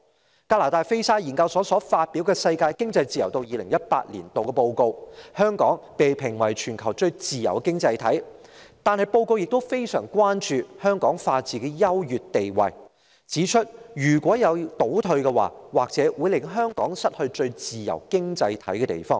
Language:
Cantonese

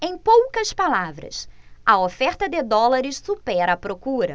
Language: Portuguese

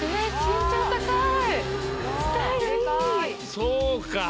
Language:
Japanese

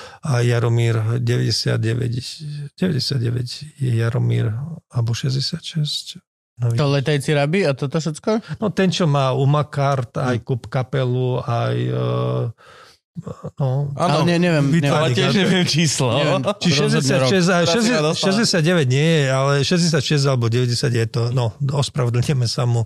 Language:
Slovak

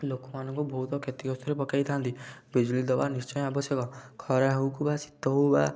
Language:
Odia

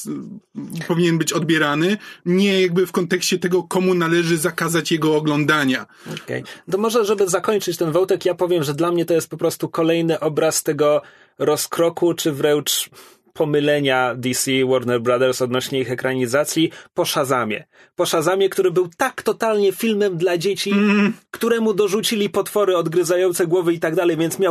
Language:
Polish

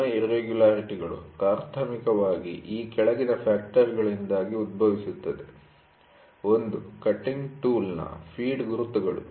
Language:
Kannada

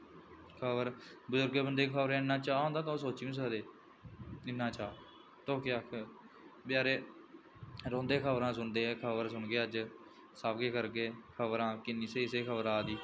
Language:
Dogri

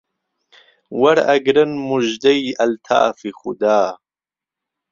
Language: Central Kurdish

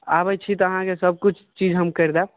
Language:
Maithili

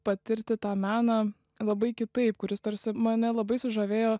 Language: Lithuanian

